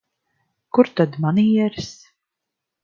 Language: Latvian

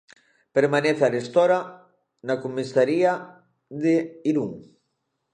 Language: Galician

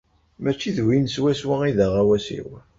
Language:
Kabyle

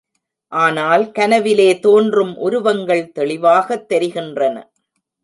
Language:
Tamil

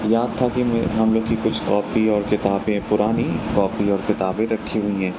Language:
Urdu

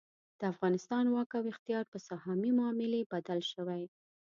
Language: Pashto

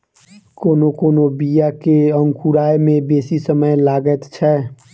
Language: Maithili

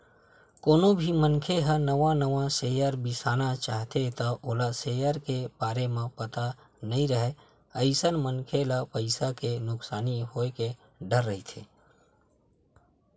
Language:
Chhattisgarhi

